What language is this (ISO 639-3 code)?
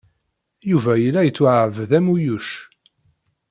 kab